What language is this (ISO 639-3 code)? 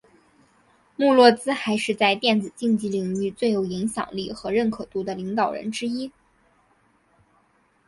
zho